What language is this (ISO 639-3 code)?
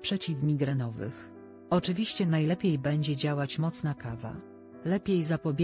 pol